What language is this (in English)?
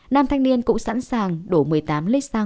Vietnamese